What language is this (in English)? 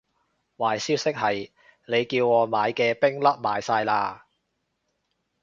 Cantonese